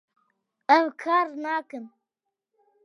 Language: Kurdish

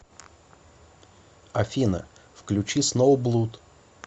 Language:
Russian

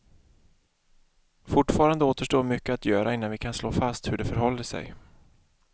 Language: Swedish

